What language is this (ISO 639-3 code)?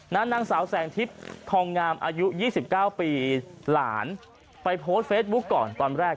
tha